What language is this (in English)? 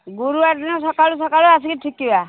Odia